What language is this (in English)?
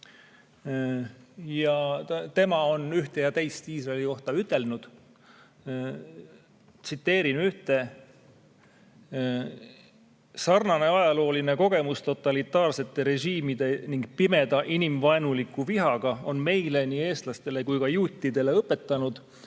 Estonian